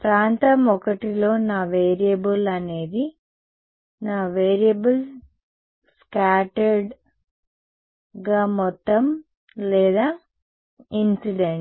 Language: Telugu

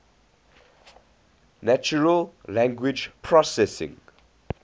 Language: English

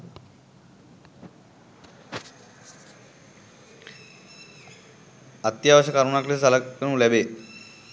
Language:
Sinhala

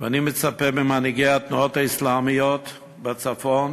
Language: Hebrew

